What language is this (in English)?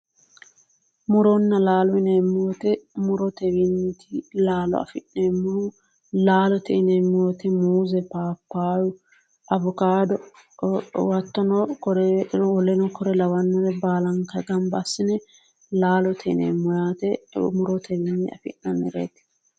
Sidamo